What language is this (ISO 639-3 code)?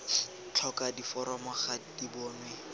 tsn